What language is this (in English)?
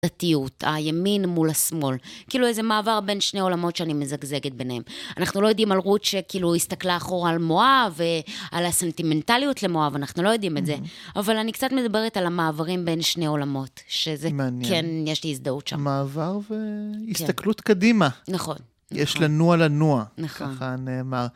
Hebrew